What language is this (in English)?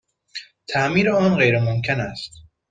Persian